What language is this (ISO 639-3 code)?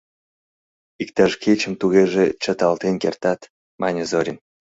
chm